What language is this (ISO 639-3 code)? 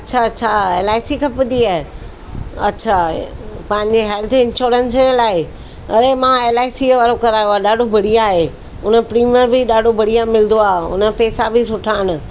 snd